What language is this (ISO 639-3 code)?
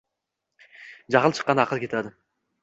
uzb